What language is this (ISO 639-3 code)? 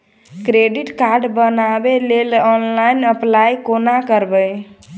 mai